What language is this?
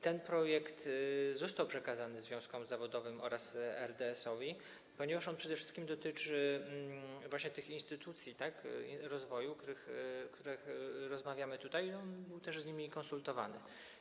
Polish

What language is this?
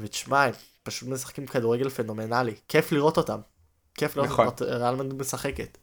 Hebrew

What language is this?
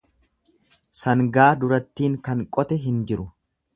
Oromo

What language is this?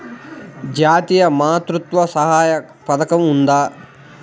Telugu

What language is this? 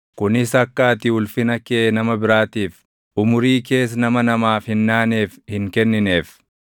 Oromo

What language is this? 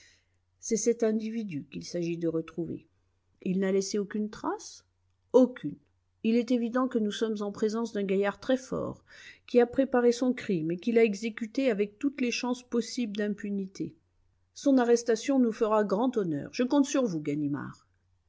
French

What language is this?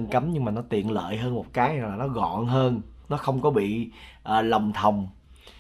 Vietnamese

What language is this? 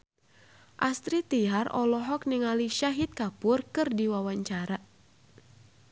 Sundanese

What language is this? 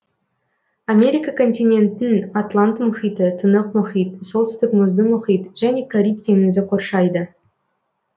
Kazakh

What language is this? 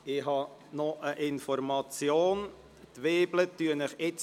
Swiss German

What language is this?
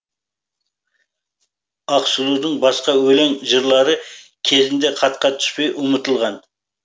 Kazakh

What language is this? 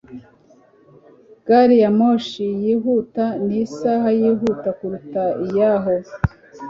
Kinyarwanda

